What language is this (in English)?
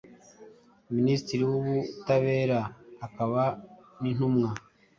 Kinyarwanda